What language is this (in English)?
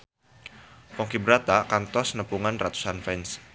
Sundanese